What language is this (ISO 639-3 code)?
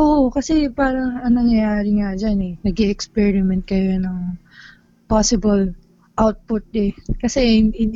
fil